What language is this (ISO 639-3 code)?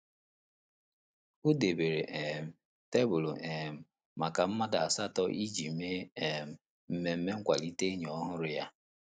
ibo